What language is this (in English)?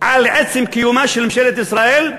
Hebrew